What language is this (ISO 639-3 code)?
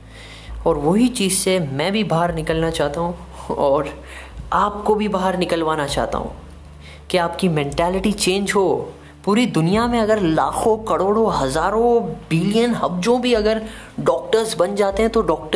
hin